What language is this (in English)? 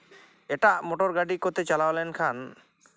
Santali